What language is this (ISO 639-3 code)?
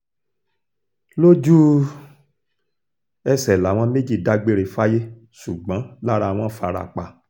yor